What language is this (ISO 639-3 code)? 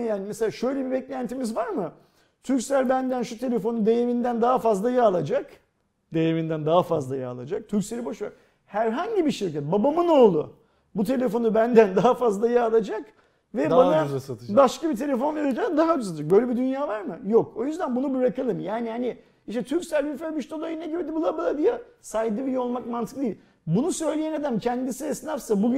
tur